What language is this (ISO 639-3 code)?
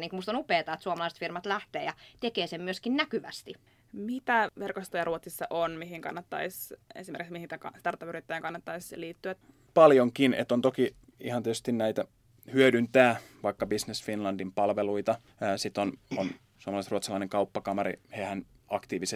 fin